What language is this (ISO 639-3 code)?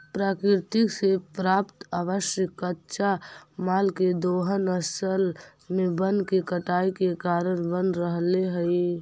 mag